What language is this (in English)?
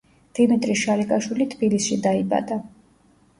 Georgian